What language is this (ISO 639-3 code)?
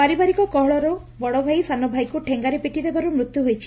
ori